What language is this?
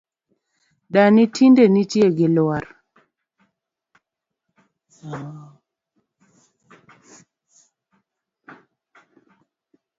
Luo (Kenya and Tanzania)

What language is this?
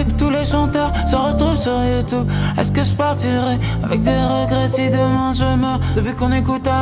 French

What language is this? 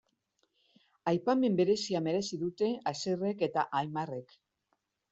Basque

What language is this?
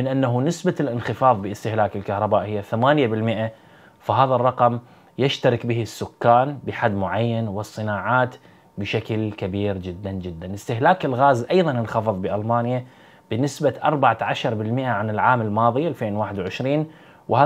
Arabic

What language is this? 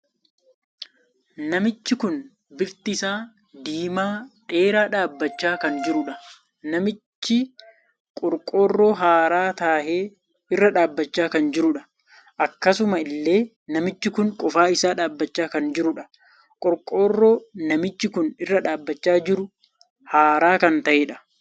Oromo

